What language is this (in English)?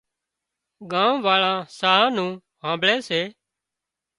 Wadiyara Koli